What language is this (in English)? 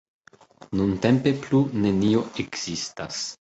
Esperanto